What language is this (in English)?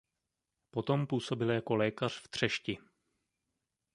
Czech